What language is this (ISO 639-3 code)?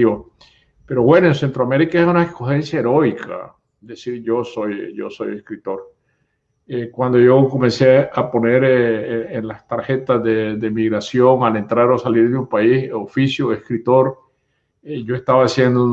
spa